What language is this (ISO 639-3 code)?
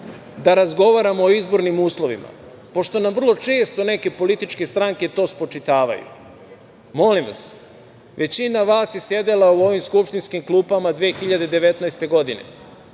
srp